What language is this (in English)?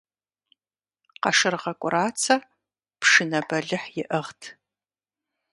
Kabardian